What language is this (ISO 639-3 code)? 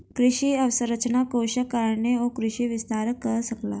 mai